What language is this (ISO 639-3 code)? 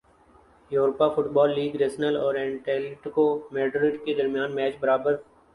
urd